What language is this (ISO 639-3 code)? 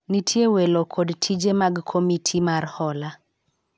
luo